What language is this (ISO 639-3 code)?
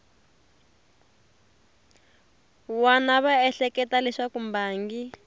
tso